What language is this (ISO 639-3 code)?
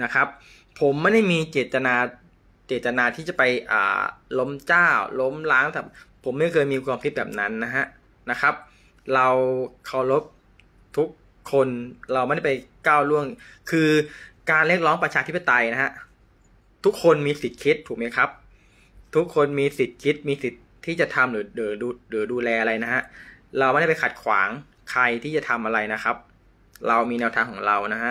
tha